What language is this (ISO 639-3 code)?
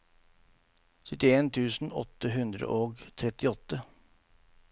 nor